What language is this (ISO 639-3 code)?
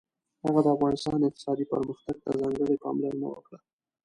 pus